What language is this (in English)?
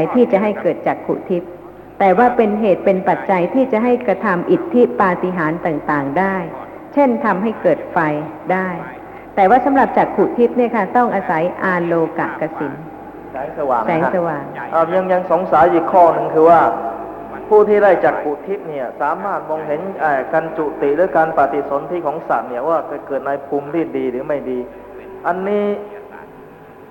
Thai